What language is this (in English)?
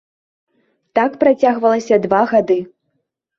Belarusian